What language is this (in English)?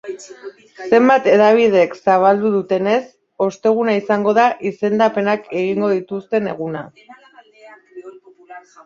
Basque